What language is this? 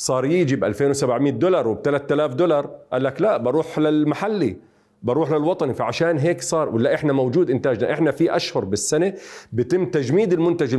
Arabic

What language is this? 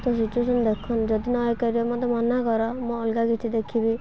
Odia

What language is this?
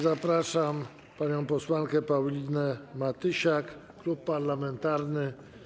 Polish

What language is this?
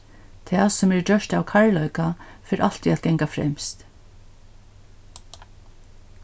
Faroese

